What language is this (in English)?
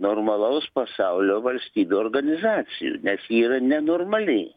Lithuanian